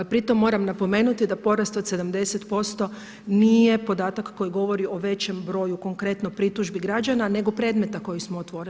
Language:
Croatian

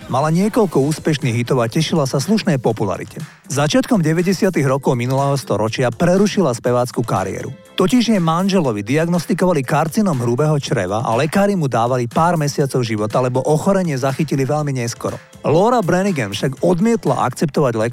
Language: Slovak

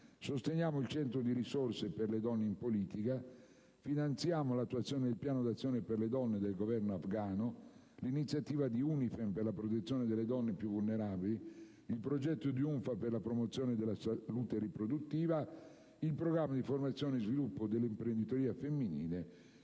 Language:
Italian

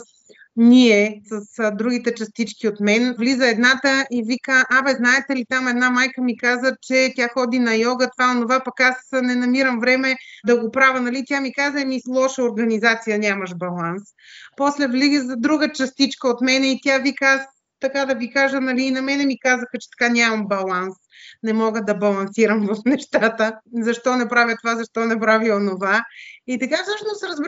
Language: Bulgarian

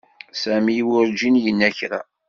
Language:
Kabyle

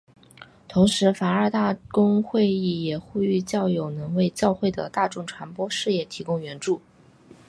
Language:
Chinese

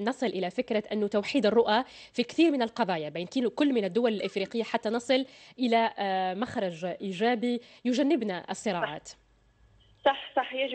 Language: Arabic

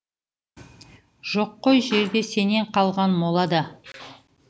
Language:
Kazakh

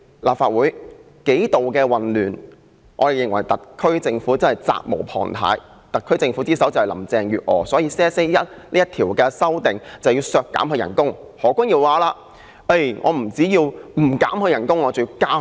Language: Cantonese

